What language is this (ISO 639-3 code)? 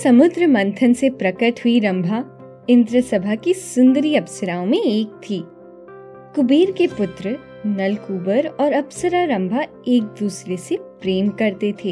hin